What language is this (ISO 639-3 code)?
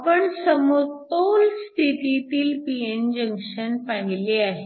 mar